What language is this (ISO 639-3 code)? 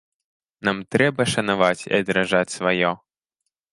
bel